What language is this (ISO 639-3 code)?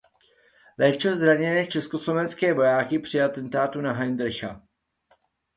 ces